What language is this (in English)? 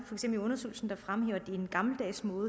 Danish